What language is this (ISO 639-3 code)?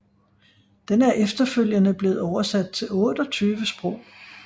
dan